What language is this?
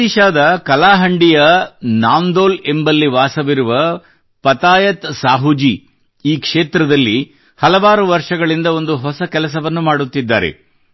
Kannada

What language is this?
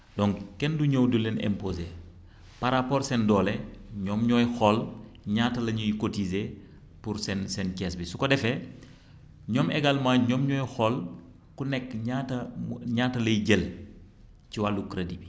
Wolof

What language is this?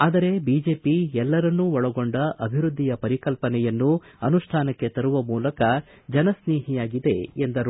Kannada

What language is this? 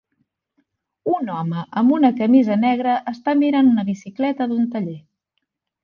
Catalan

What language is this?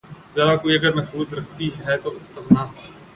Urdu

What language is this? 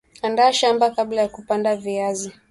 Swahili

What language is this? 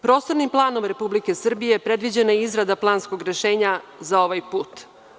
Serbian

